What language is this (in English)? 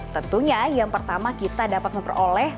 Indonesian